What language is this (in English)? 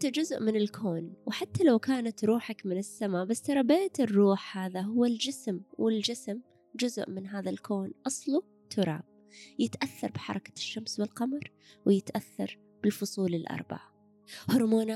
Arabic